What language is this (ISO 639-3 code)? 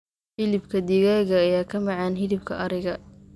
som